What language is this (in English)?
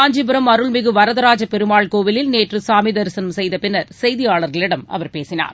Tamil